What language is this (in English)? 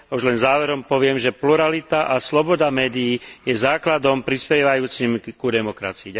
Slovak